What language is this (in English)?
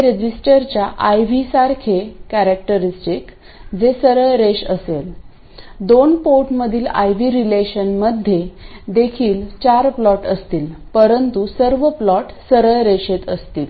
Marathi